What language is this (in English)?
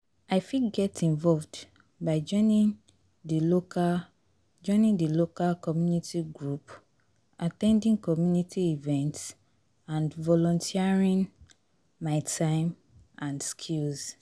Nigerian Pidgin